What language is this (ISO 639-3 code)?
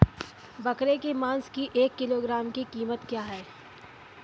hin